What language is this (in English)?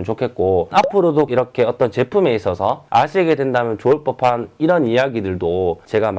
Korean